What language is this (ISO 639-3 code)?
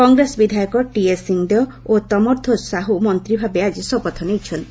ori